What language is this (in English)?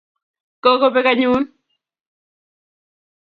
Kalenjin